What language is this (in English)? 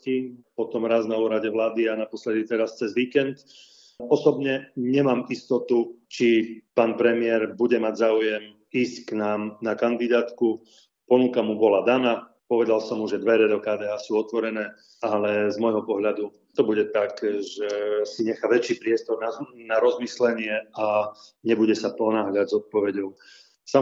Slovak